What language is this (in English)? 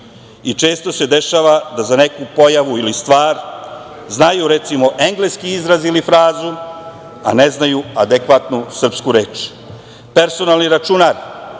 Serbian